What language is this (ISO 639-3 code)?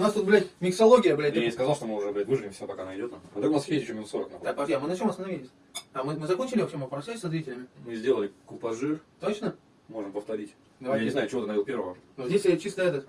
rus